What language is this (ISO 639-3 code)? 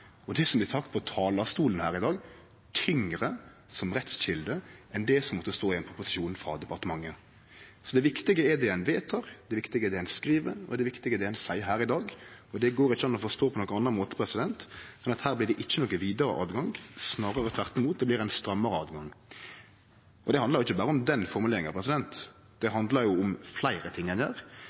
nno